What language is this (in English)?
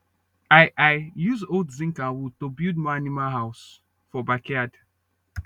Nigerian Pidgin